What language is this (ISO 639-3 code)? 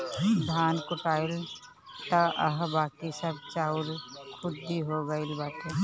bho